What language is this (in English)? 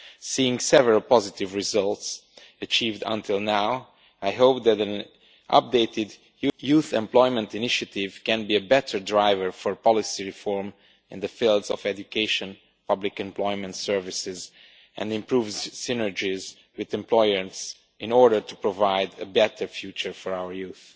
English